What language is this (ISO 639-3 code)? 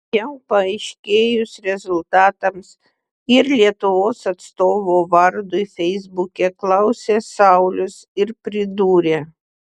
lit